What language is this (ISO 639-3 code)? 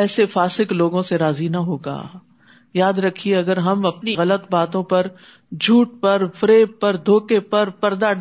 urd